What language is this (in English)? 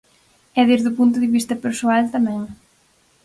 Galician